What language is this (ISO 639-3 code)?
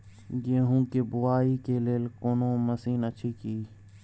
mai